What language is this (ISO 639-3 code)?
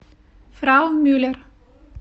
rus